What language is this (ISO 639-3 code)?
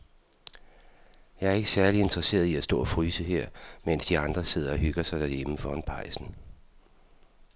dan